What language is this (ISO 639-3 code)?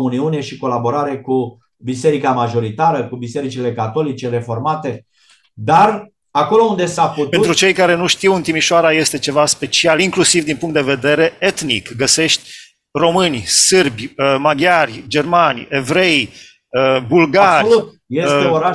ron